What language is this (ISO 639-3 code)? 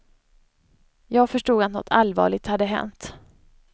swe